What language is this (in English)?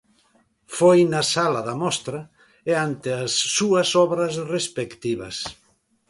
Galician